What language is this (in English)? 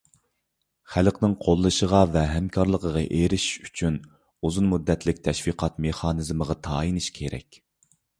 Uyghur